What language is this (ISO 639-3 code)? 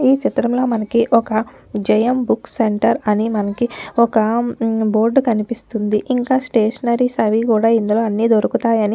tel